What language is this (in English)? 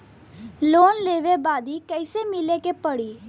Bhojpuri